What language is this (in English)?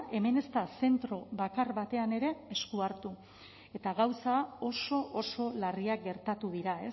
Basque